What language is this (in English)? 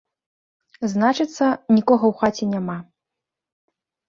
Belarusian